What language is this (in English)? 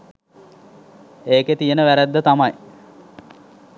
Sinhala